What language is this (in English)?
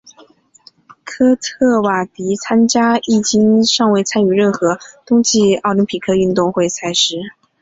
Chinese